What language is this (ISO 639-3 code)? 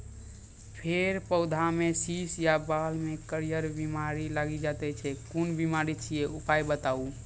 mai